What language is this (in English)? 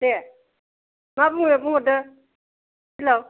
Bodo